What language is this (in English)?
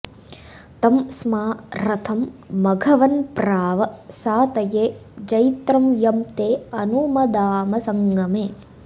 Sanskrit